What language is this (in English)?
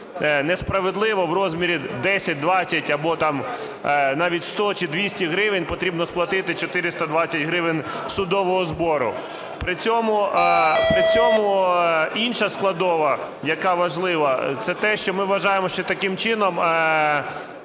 Ukrainian